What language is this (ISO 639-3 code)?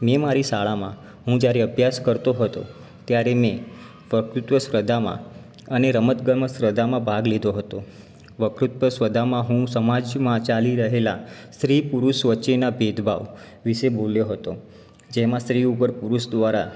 guj